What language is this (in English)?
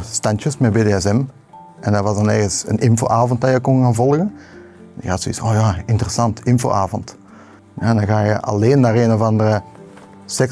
Dutch